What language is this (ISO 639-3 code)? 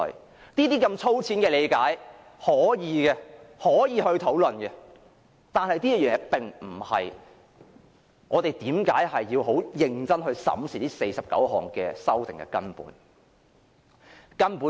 yue